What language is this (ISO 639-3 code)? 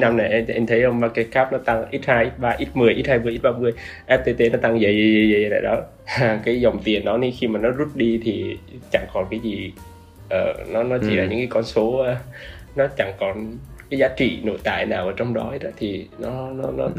vie